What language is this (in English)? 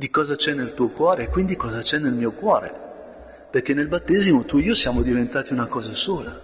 Italian